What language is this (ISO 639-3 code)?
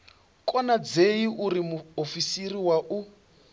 ven